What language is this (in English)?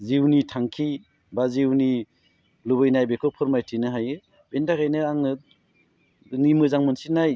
Bodo